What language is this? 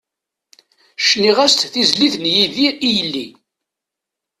Kabyle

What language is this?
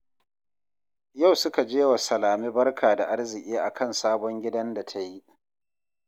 Hausa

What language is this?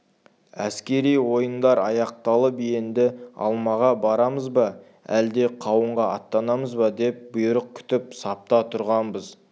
Kazakh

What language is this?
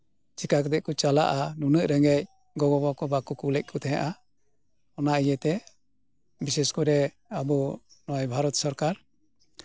Santali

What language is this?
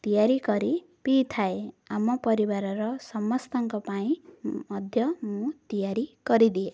Odia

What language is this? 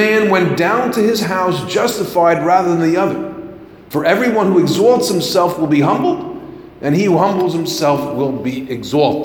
English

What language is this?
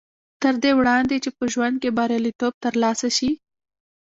Pashto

